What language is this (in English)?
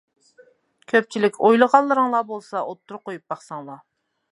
Uyghur